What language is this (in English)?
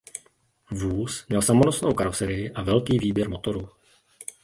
Czech